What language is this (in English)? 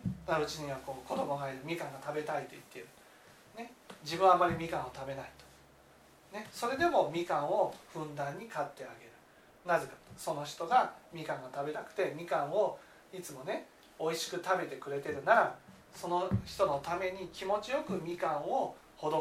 Japanese